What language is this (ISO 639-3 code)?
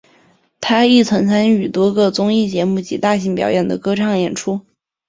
zho